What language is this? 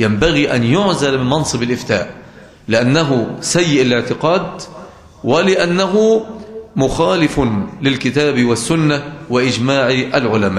Arabic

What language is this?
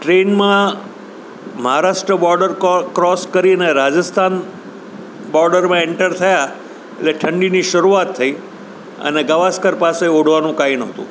Gujarati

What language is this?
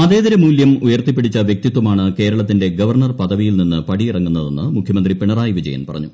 Malayalam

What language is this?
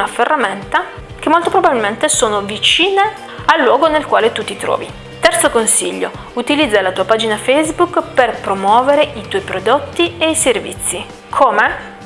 Italian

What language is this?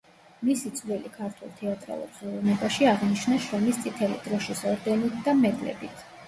Georgian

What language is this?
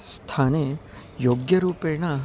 Sanskrit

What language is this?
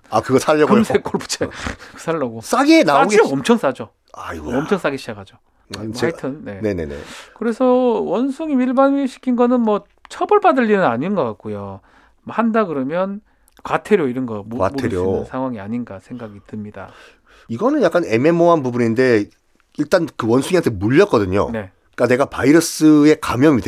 Korean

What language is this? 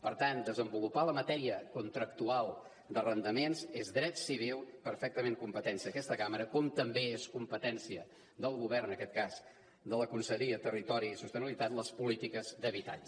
Catalan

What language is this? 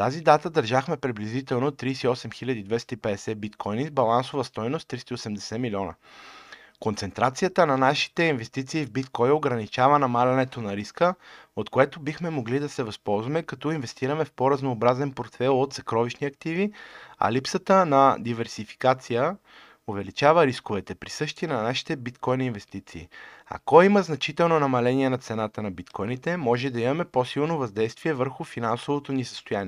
Bulgarian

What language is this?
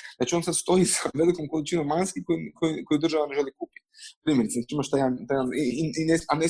Croatian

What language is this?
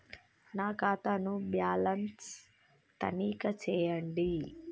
Telugu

